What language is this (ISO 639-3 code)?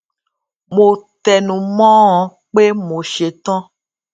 yor